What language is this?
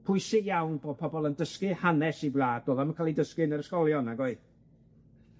Welsh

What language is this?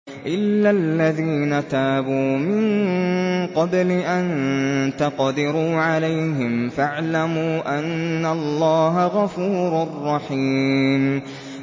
Arabic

